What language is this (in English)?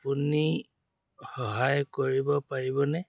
Assamese